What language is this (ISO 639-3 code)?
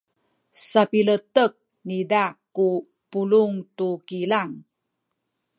szy